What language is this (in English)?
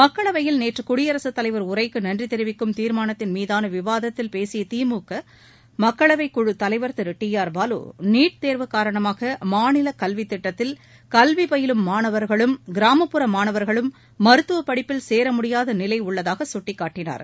Tamil